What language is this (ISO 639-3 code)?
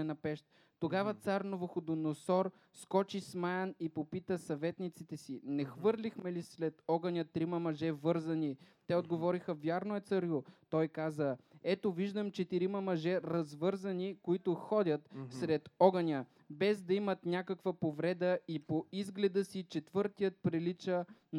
bul